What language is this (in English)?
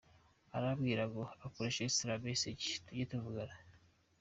Kinyarwanda